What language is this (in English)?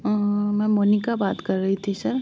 Hindi